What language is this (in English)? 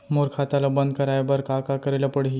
Chhattisgarhi